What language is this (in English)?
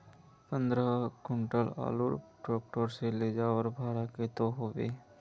Magahi